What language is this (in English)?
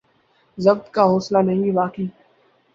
Urdu